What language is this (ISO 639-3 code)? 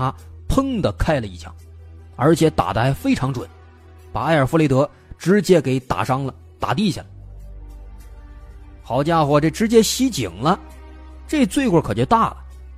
zho